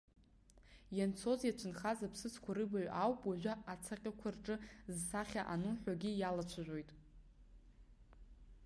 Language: Abkhazian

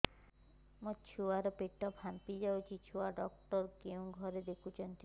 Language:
Odia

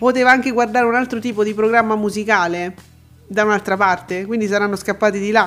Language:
Italian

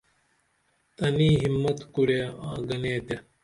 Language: Dameli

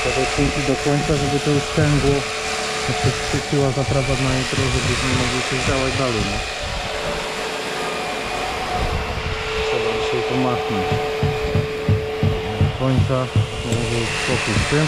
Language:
Polish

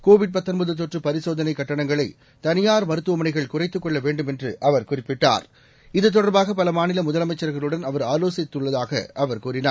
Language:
Tamil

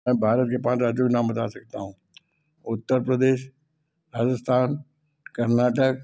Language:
Hindi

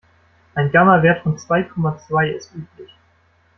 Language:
German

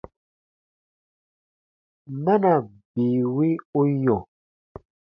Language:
Baatonum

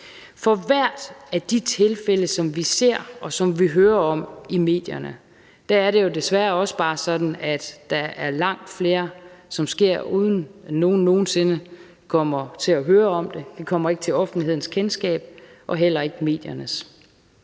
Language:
Danish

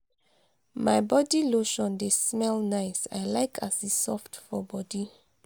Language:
Nigerian Pidgin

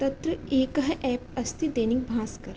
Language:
Sanskrit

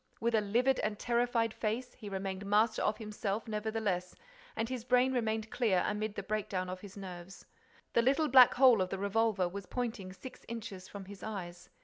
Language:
English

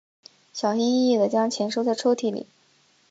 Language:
Chinese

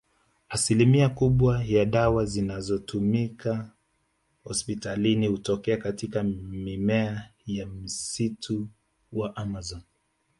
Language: Swahili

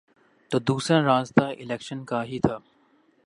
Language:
Urdu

